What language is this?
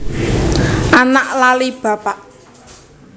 Javanese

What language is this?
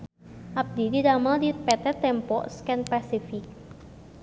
Sundanese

